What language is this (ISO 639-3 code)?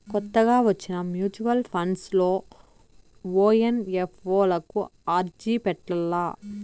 tel